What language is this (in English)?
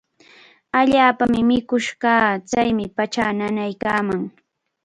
Cajatambo North Lima Quechua